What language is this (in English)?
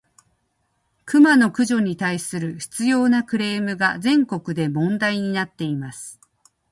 Japanese